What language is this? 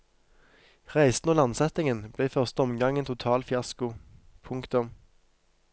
Norwegian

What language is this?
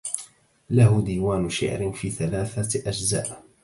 Arabic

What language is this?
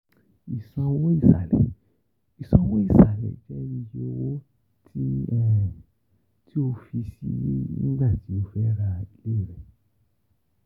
Yoruba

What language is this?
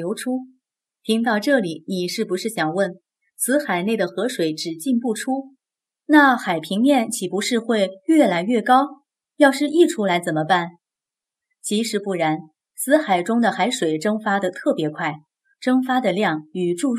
Chinese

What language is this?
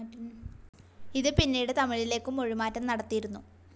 Malayalam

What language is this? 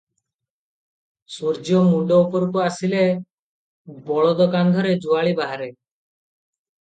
Odia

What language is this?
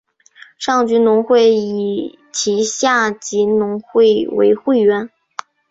Chinese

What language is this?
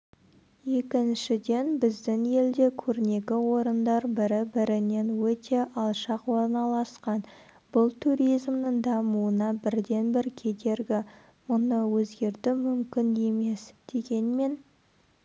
Kazakh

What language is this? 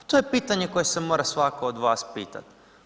Croatian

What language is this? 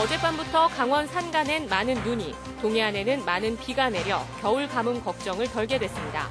Korean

